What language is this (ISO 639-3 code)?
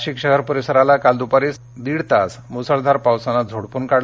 mar